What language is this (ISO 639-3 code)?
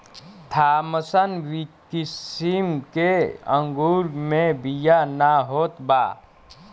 bho